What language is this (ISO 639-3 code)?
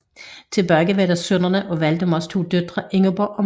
dan